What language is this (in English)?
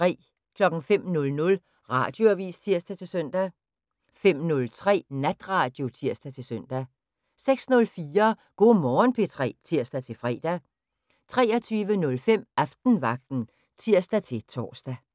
Danish